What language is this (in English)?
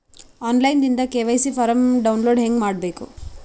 Kannada